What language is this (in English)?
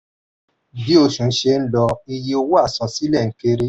Yoruba